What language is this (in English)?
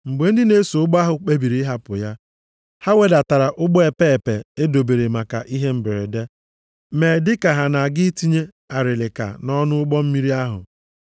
Igbo